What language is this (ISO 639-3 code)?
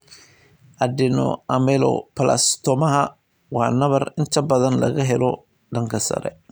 som